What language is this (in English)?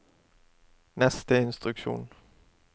Norwegian